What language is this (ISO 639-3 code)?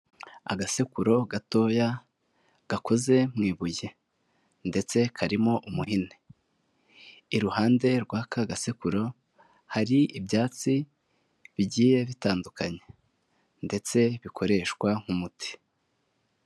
kin